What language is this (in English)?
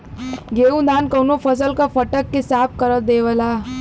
Bhojpuri